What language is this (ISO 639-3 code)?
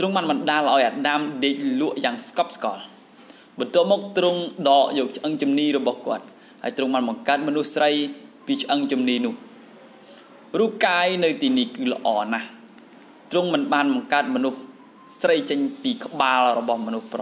tha